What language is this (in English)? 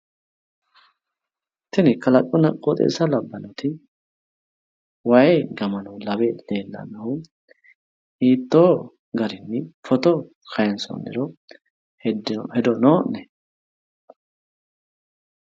Sidamo